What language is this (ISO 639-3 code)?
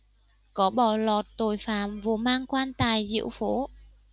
vie